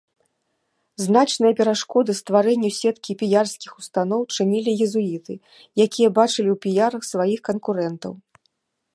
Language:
Belarusian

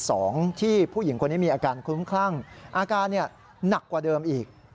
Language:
Thai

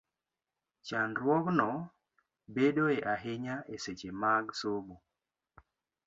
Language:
Luo (Kenya and Tanzania)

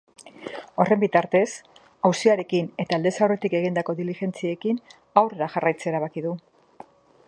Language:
Basque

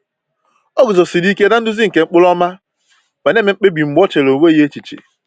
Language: Igbo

